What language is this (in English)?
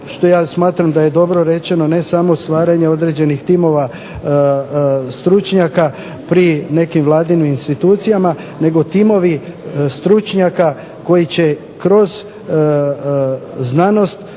Croatian